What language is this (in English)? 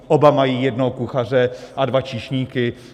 Czech